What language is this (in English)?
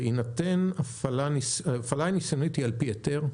Hebrew